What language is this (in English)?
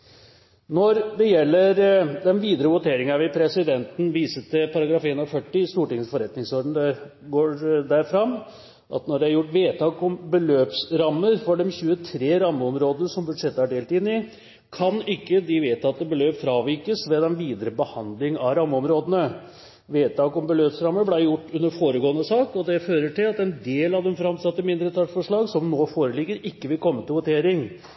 Norwegian Bokmål